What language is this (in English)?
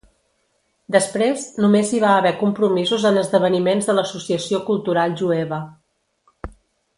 Catalan